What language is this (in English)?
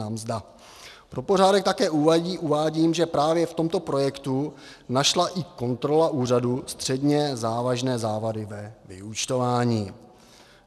Czech